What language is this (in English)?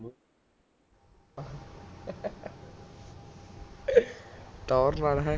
Punjabi